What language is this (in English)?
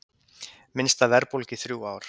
Icelandic